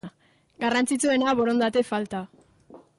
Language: Basque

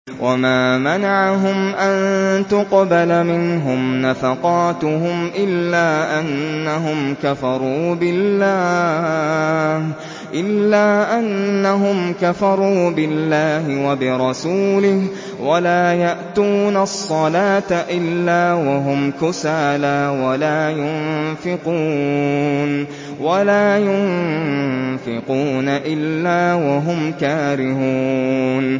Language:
Arabic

